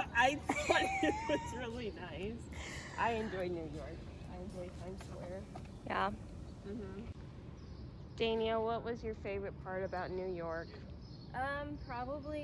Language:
English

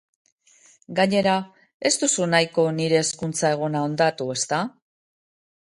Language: Basque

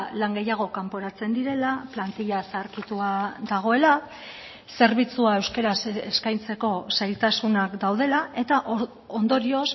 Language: Basque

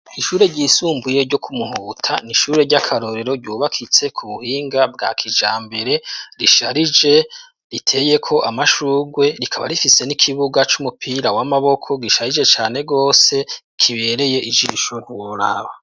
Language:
Rundi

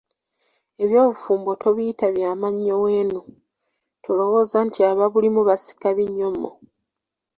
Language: Ganda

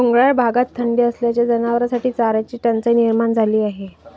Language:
Marathi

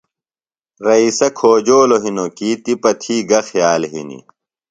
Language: Phalura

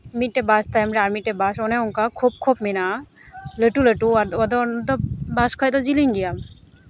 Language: Santali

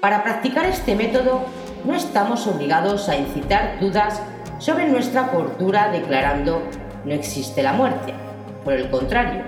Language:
Spanish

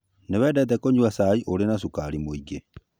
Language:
Kikuyu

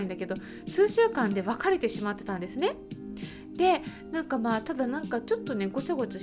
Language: Japanese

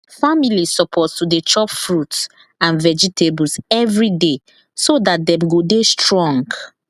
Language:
Nigerian Pidgin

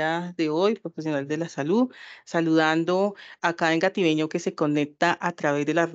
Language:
Spanish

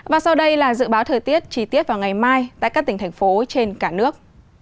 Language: Vietnamese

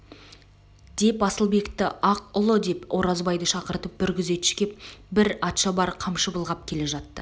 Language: Kazakh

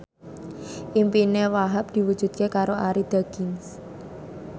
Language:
Javanese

